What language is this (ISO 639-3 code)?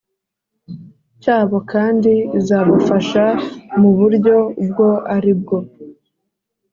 kin